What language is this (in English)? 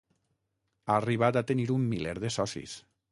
Catalan